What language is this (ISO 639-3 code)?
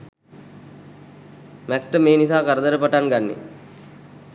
sin